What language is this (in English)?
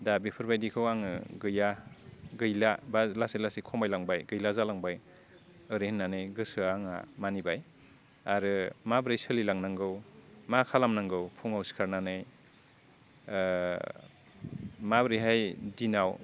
Bodo